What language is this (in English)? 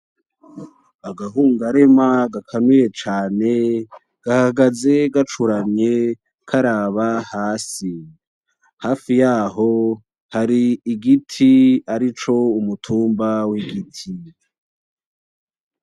Rundi